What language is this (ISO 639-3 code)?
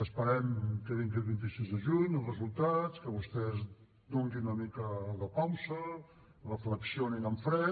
cat